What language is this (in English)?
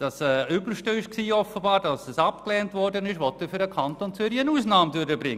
Swiss German